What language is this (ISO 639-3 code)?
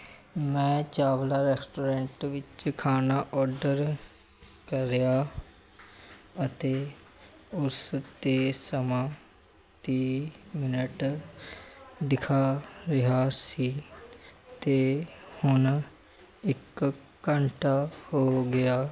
pan